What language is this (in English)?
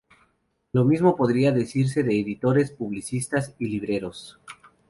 Spanish